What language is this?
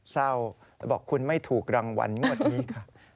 Thai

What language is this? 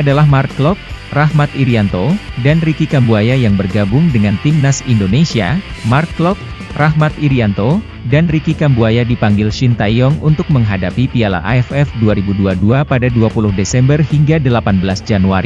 Indonesian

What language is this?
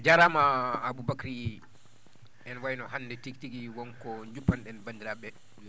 Fula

